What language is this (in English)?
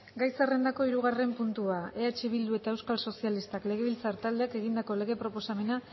Basque